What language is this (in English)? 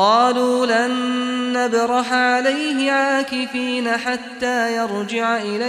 Arabic